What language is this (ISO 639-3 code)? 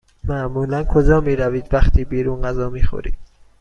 fas